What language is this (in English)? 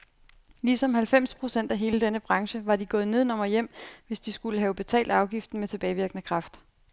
Danish